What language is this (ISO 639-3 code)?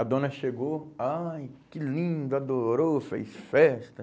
por